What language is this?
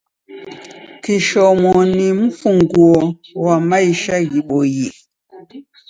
Taita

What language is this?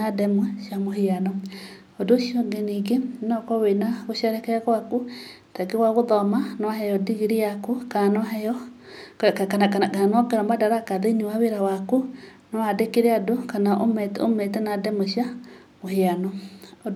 Kikuyu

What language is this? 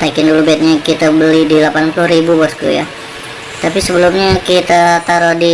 Indonesian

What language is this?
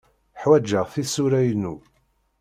Kabyle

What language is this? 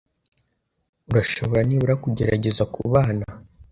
Kinyarwanda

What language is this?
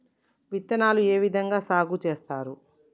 Telugu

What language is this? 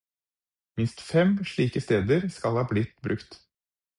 Norwegian Bokmål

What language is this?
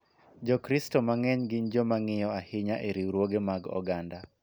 Luo (Kenya and Tanzania)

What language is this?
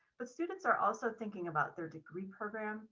English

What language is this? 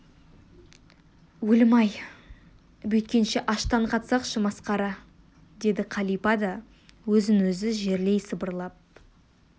Kazakh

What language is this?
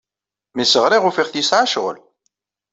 Kabyle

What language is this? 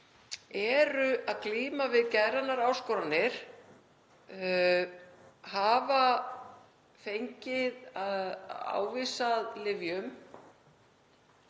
Icelandic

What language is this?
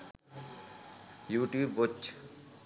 Sinhala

